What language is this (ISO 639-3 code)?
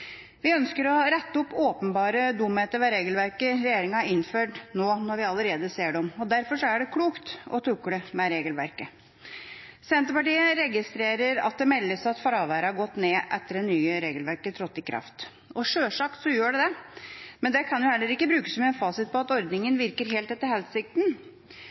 nob